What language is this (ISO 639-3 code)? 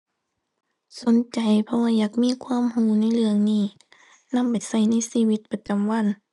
tha